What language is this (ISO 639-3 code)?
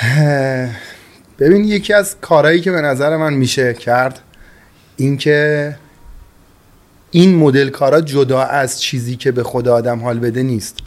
fas